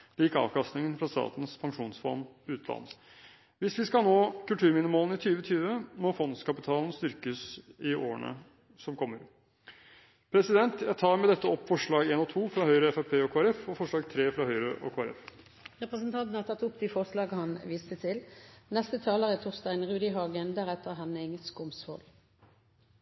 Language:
Norwegian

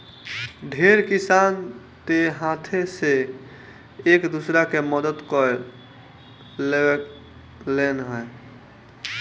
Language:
Bhojpuri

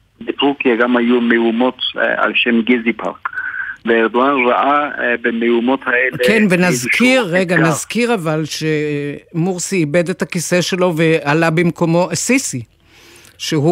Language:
Hebrew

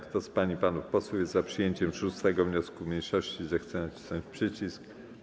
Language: Polish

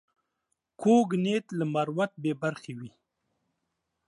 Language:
Pashto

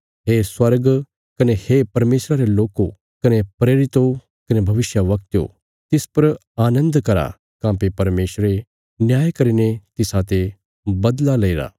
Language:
Bilaspuri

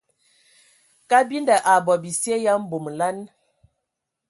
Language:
Ewondo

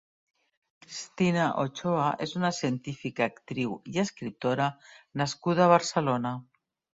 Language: Catalan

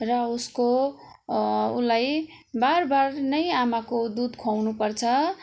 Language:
Nepali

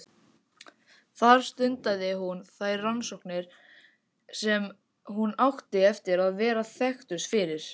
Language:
Icelandic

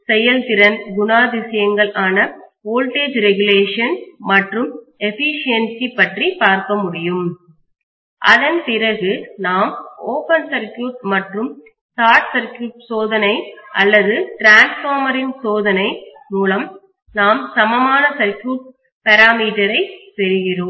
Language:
Tamil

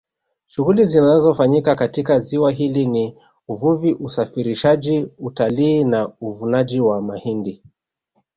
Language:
Swahili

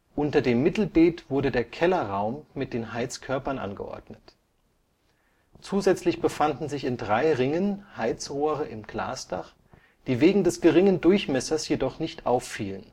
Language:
German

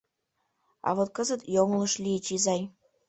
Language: Mari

